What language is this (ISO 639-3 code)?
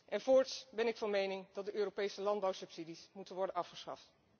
nld